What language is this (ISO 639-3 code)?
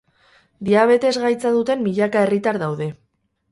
eus